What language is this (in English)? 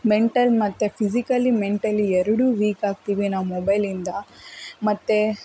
Kannada